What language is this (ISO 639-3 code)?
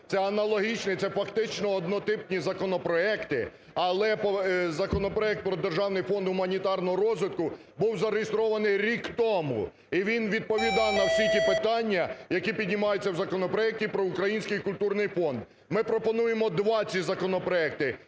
ukr